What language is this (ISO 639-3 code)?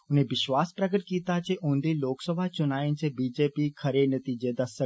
doi